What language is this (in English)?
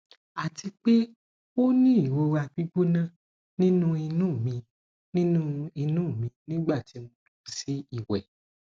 Yoruba